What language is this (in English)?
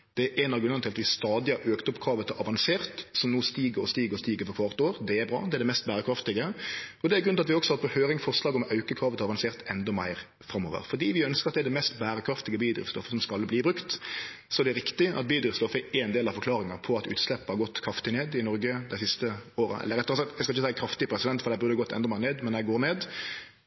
Norwegian Nynorsk